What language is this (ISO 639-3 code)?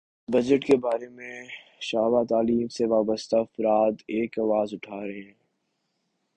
urd